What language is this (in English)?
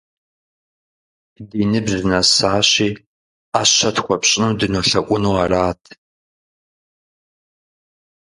Kabardian